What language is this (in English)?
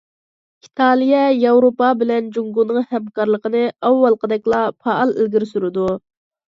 Uyghur